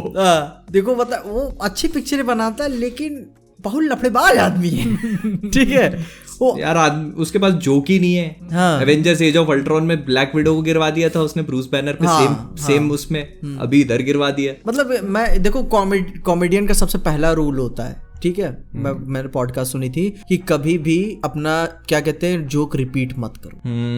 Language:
Hindi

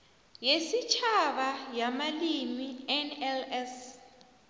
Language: South Ndebele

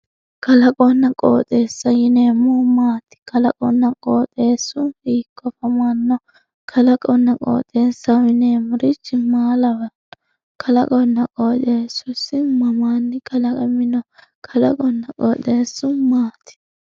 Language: Sidamo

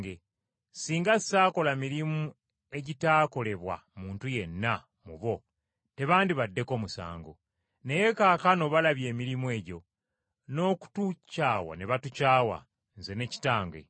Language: Ganda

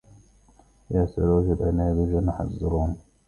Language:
Arabic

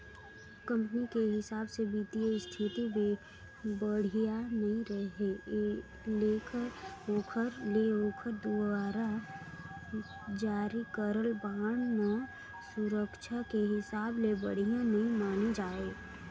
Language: Chhattisgarhi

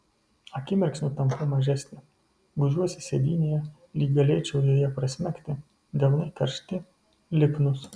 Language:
Lithuanian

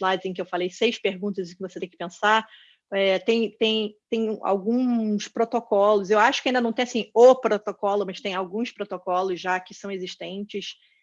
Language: Portuguese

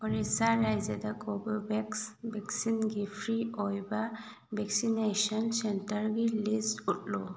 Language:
Manipuri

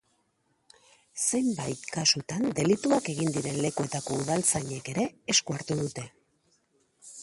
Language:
Basque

